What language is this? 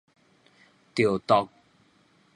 Min Nan Chinese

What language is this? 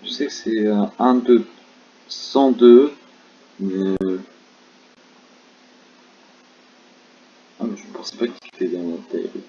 French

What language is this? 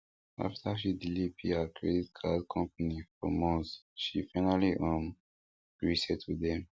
Nigerian Pidgin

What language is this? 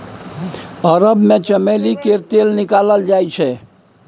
Maithili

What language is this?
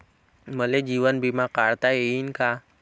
Marathi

